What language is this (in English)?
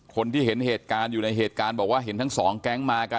Thai